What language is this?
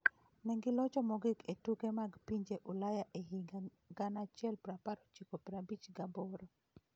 Luo (Kenya and Tanzania)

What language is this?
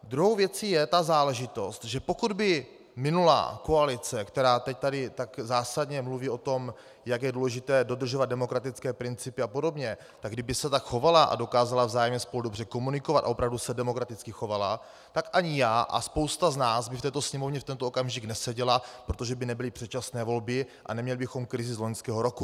Czech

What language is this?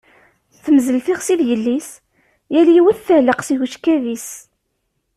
Kabyle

